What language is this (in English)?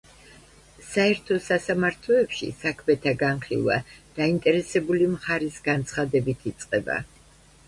Georgian